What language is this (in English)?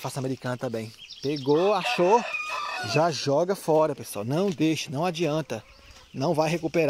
Portuguese